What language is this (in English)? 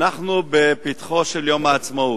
Hebrew